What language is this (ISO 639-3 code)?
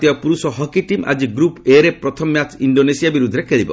ori